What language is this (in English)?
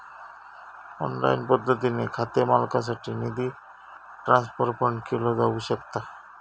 Marathi